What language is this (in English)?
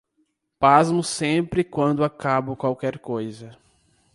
Portuguese